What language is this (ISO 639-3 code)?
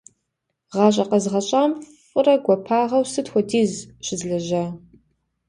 kbd